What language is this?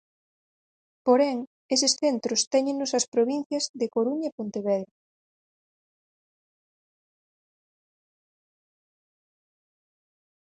Galician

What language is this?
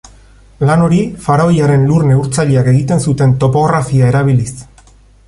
Basque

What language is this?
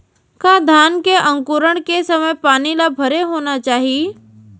Chhattisgarhi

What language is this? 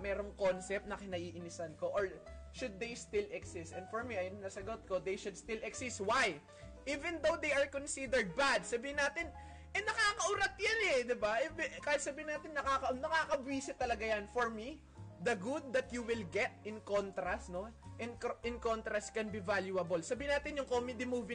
Filipino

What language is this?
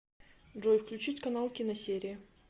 Russian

